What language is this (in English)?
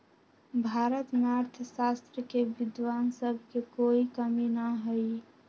Magahi